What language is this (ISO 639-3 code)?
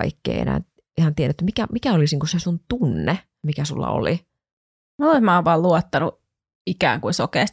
fin